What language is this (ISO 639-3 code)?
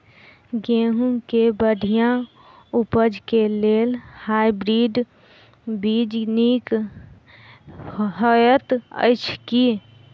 mai